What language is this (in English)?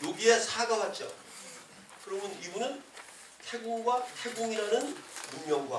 Korean